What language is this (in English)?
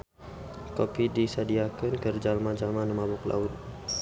Sundanese